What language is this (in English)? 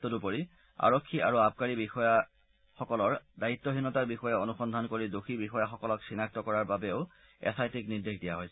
Assamese